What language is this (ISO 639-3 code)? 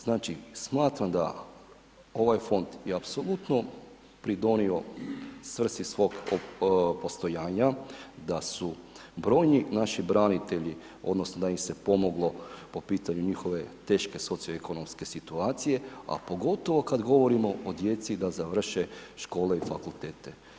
hrv